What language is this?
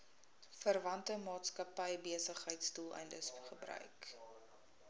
Afrikaans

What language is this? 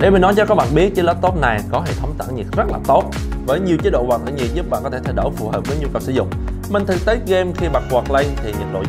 Vietnamese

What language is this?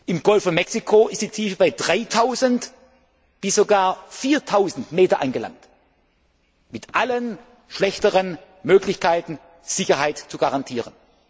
German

